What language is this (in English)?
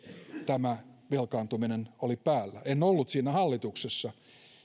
Finnish